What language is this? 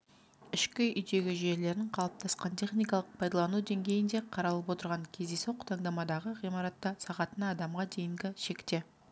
Kazakh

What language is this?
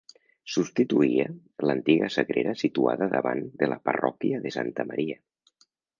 Catalan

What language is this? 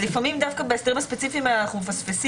Hebrew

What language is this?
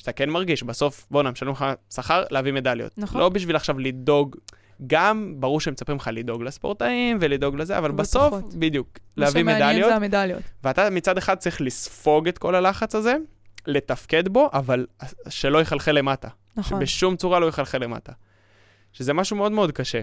Hebrew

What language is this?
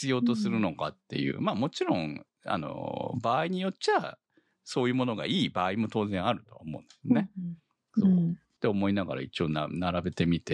Japanese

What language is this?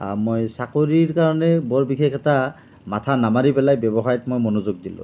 Assamese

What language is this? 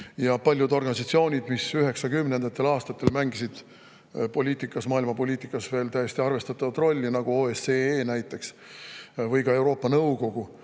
Estonian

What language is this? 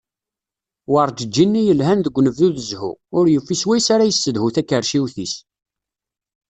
Kabyle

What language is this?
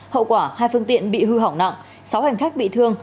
Vietnamese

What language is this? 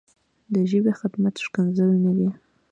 Pashto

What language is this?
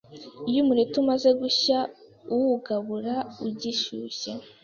Kinyarwanda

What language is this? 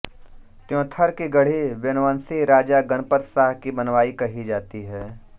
Hindi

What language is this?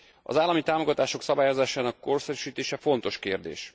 Hungarian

